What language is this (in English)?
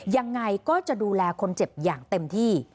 Thai